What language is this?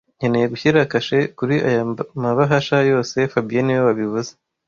Kinyarwanda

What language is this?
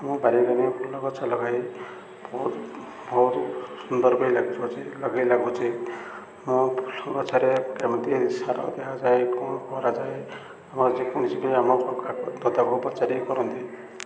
Odia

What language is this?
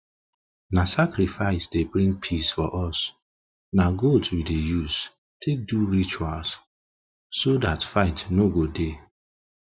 Nigerian Pidgin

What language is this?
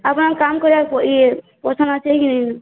Odia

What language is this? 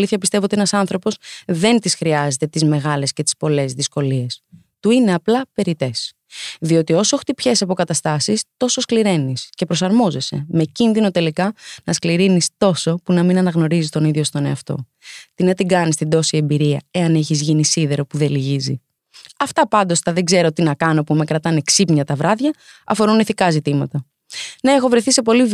Greek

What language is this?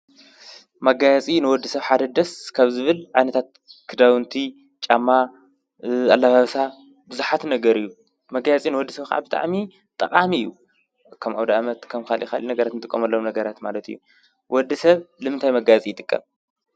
Tigrinya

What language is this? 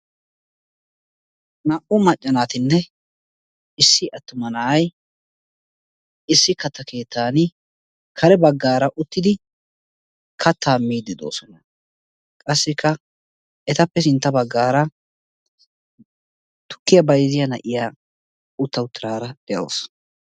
Wolaytta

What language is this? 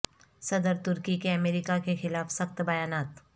Urdu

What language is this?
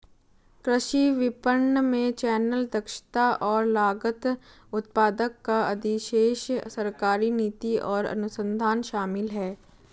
Hindi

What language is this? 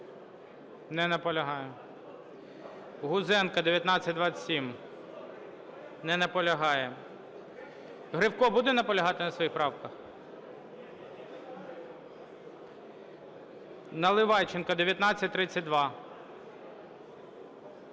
Ukrainian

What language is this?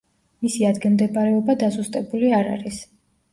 Georgian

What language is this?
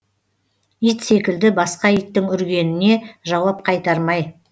Kazakh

